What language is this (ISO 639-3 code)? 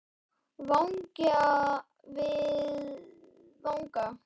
isl